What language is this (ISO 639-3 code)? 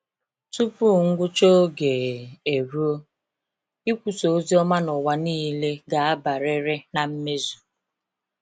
ibo